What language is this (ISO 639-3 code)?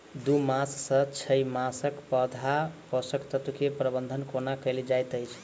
mai